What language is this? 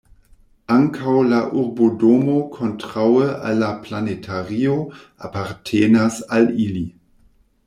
Esperanto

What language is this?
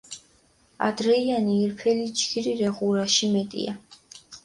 Mingrelian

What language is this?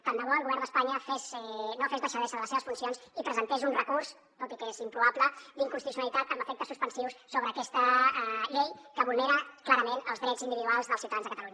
Catalan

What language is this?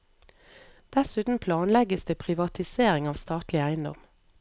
Norwegian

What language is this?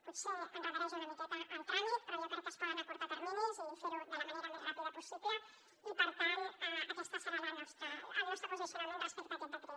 Catalan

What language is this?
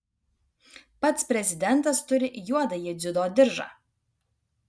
Lithuanian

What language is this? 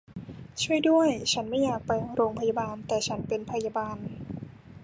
Thai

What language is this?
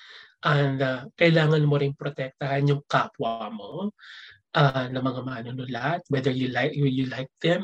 Filipino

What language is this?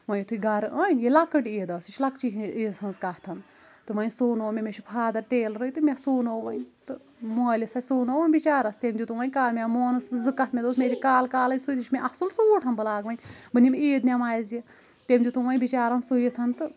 Kashmiri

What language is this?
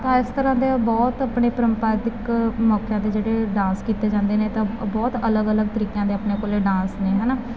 Punjabi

